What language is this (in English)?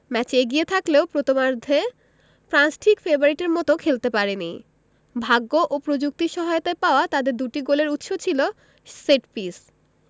Bangla